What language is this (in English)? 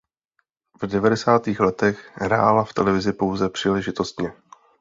Czech